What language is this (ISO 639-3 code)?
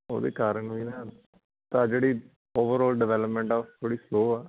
pan